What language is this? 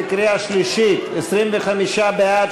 Hebrew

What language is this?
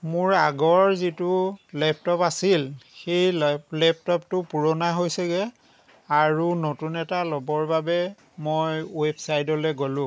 Assamese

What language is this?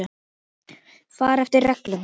Icelandic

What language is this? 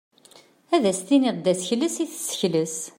Kabyle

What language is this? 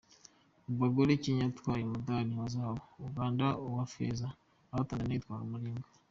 Kinyarwanda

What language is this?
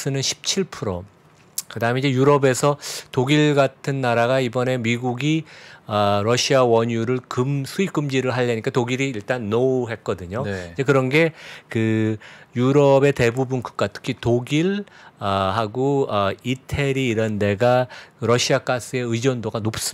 Korean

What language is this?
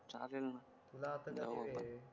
Marathi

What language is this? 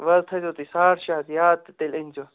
Kashmiri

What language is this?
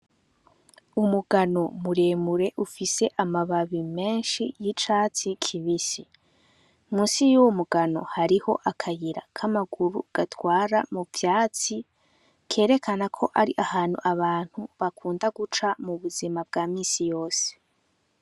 Rundi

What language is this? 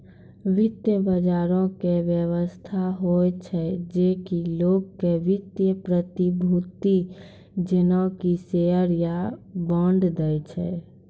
Maithili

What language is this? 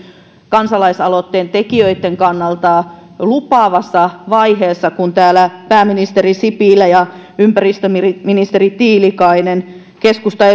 Finnish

